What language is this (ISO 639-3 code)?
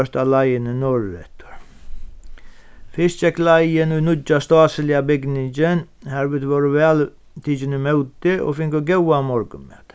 fao